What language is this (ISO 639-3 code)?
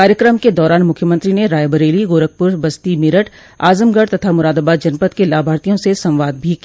hin